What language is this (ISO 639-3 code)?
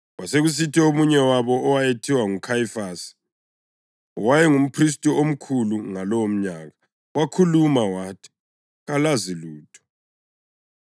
nde